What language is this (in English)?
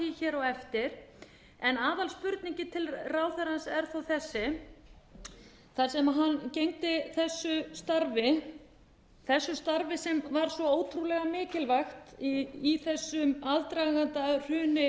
Icelandic